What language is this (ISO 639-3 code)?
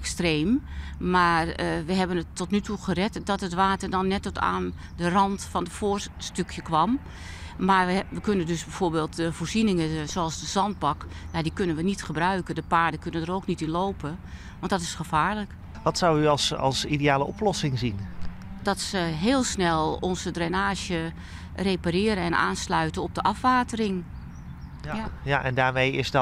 nld